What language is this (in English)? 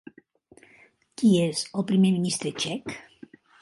Catalan